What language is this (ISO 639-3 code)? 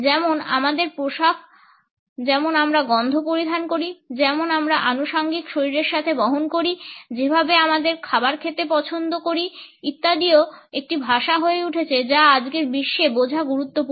ben